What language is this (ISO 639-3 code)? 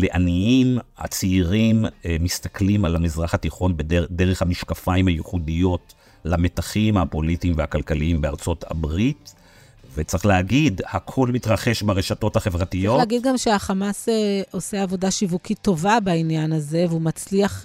heb